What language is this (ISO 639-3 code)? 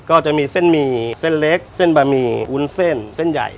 tha